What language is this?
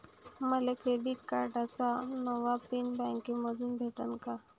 Marathi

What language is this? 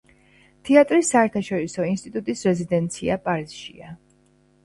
Georgian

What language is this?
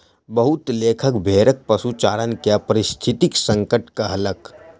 Maithili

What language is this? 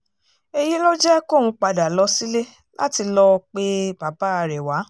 Yoruba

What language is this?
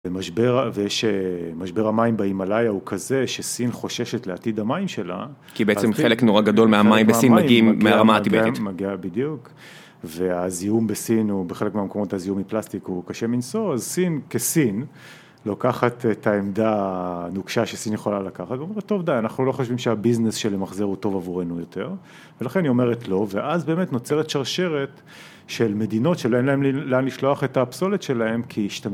Hebrew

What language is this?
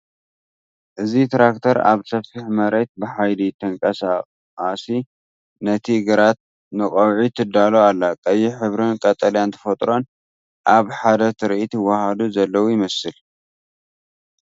Tigrinya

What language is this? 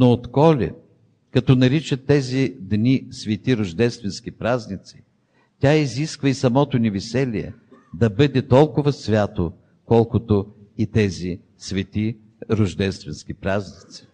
Bulgarian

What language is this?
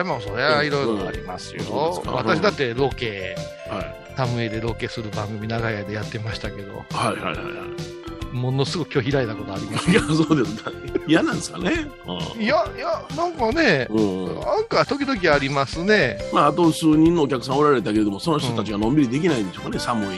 Japanese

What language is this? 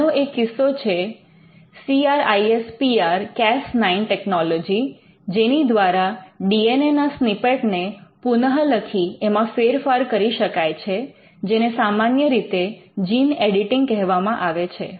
Gujarati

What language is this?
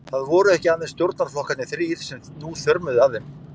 Icelandic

